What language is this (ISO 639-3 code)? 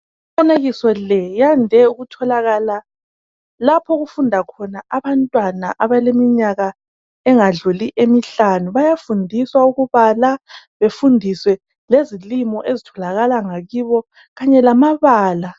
nde